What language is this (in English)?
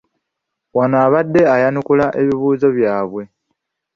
Ganda